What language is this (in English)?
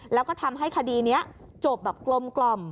Thai